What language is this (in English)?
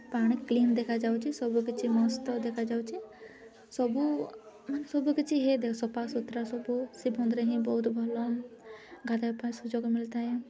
Odia